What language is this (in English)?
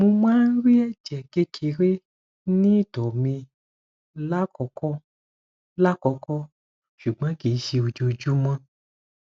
Yoruba